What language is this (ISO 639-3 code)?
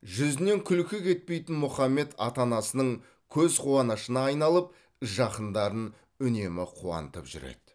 kaz